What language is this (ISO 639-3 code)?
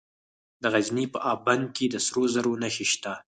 pus